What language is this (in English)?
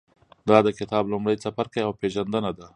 Pashto